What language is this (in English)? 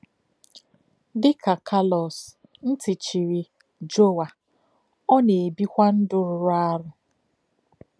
Igbo